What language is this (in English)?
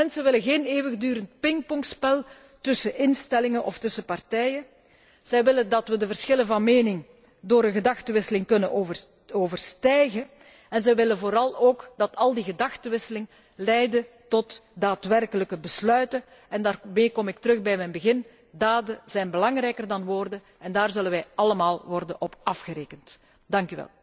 Dutch